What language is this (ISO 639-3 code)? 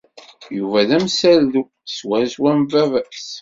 kab